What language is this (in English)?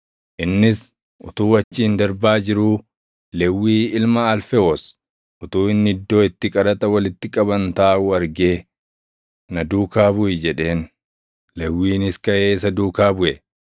Oromo